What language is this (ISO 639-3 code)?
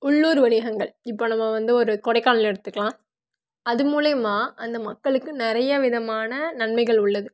tam